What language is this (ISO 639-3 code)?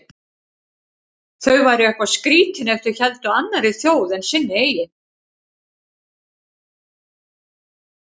isl